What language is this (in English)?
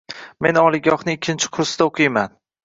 Uzbek